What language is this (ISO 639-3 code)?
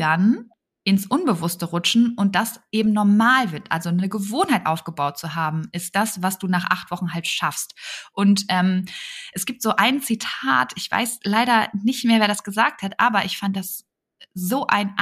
deu